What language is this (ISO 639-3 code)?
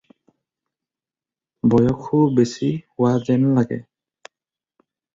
asm